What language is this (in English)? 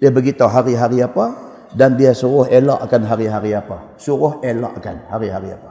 Malay